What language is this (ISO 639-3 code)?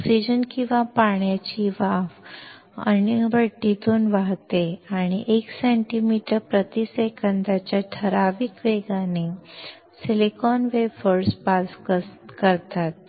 mar